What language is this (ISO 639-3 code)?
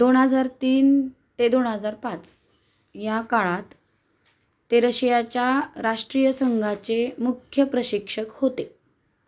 mar